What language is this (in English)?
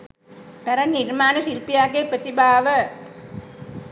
Sinhala